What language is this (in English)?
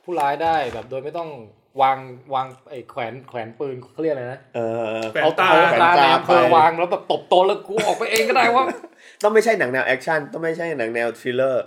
Thai